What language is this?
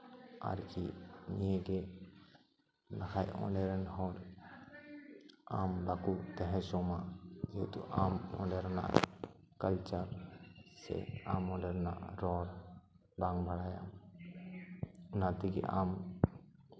Santali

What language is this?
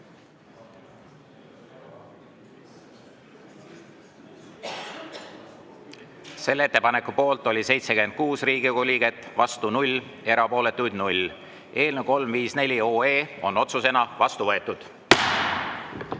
Estonian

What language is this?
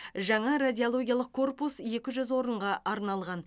Kazakh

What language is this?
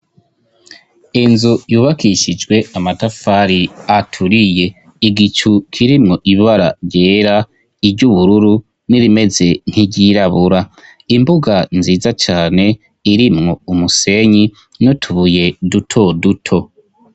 Rundi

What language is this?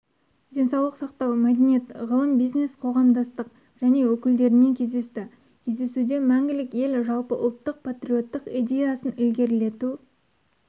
Kazakh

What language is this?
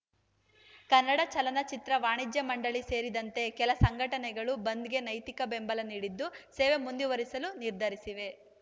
Kannada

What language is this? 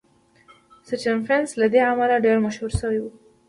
Pashto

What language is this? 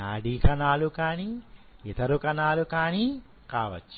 Telugu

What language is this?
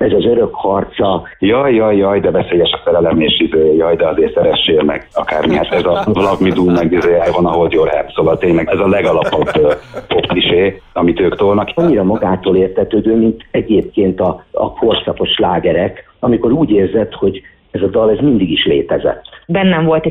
Hungarian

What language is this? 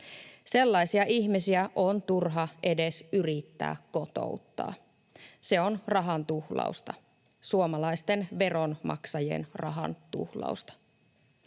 Finnish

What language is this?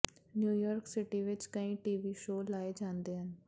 Punjabi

